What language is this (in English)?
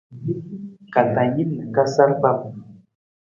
Nawdm